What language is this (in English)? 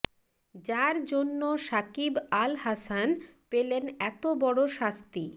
Bangla